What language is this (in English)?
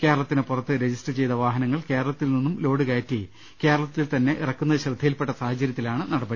Malayalam